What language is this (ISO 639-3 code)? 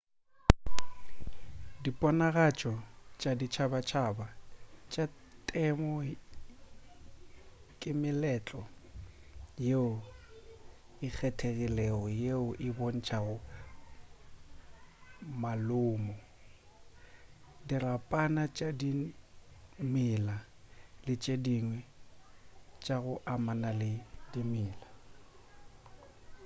nso